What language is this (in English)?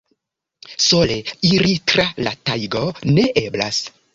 Esperanto